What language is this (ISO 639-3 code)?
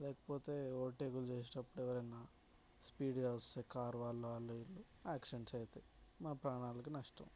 tel